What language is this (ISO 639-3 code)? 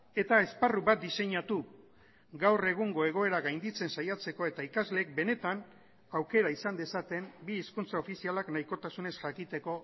eus